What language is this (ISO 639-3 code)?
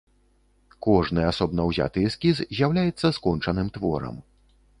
bel